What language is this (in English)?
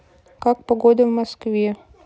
Russian